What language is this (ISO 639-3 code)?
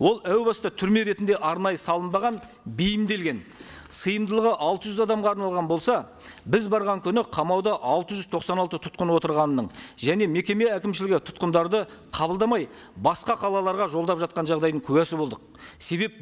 tur